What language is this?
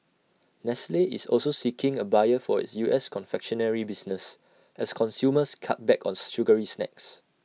English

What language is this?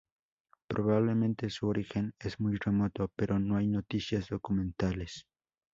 Spanish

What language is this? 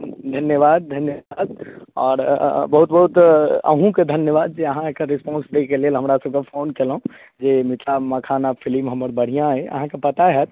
Maithili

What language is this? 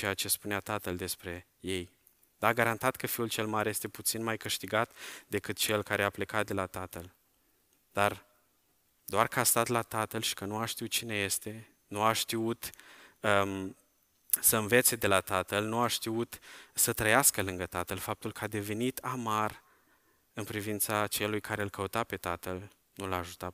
Romanian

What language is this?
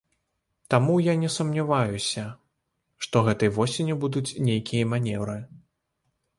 Belarusian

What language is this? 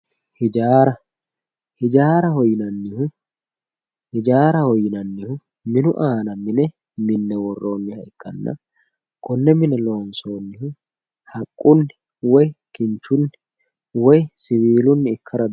Sidamo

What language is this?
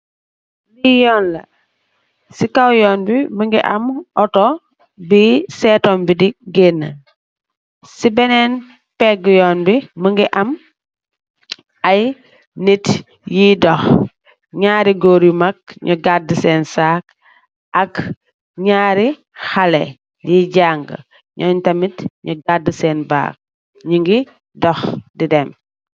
Wolof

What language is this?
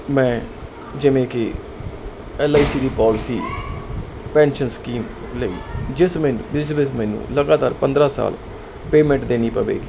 Punjabi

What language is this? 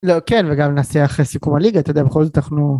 Hebrew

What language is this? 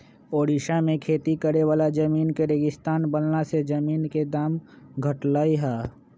Magahi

